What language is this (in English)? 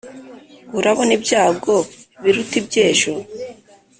Kinyarwanda